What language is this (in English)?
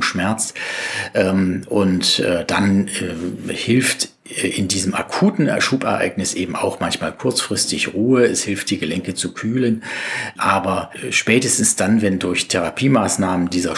German